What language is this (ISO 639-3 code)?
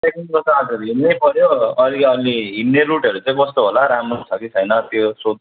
nep